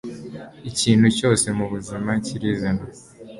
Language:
Kinyarwanda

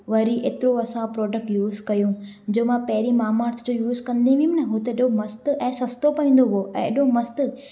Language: Sindhi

